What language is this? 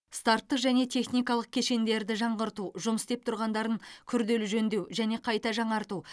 Kazakh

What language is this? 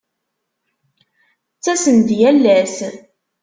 Kabyle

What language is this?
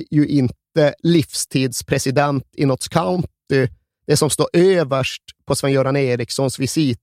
Swedish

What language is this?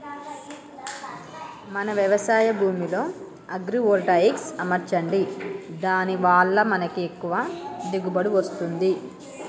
Telugu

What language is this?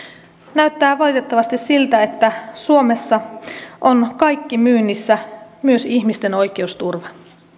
Finnish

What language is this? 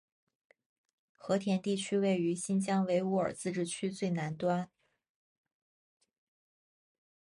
Chinese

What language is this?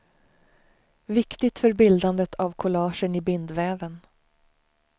Swedish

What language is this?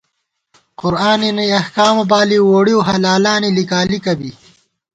Gawar-Bati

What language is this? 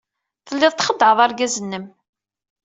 Kabyle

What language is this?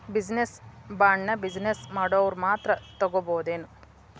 Kannada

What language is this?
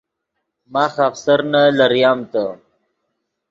Yidgha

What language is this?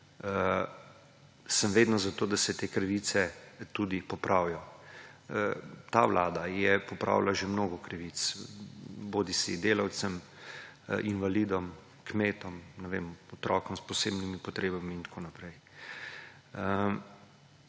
Slovenian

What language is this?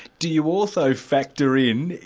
English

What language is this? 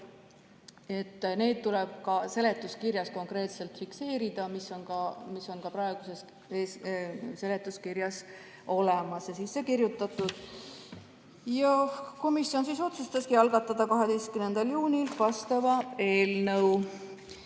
Estonian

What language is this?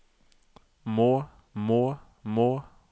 Norwegian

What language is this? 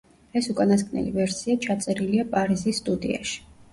Georgian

